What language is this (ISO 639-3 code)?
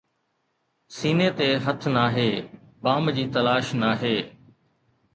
snd